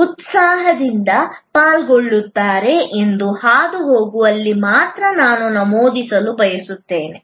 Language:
Kannada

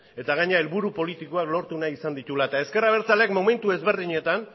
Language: Basque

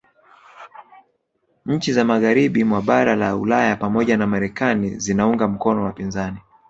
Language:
Swahili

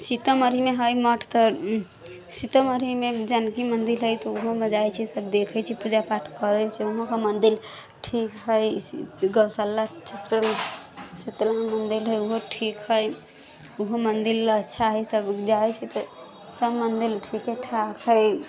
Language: Maithili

